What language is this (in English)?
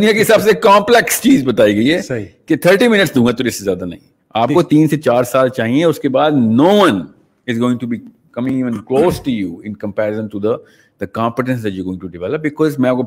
Urdu